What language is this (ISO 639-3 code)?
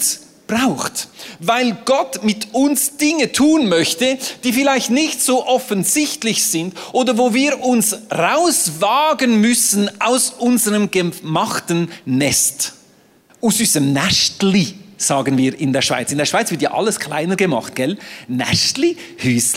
deu